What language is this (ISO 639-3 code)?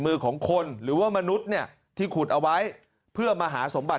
tha